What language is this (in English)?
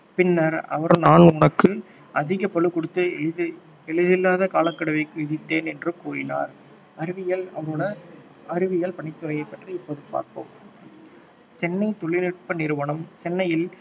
Tamil